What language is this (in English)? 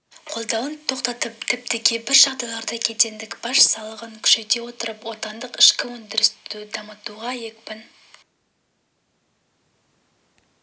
Kazakh